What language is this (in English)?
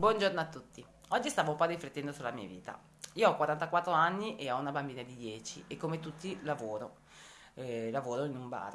Italian